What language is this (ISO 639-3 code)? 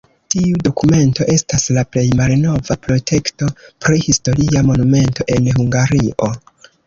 epo